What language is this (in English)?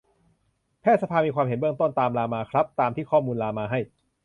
Thai